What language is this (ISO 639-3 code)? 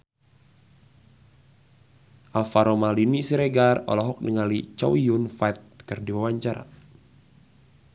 sun